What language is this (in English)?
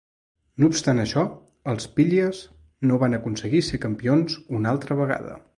Catalan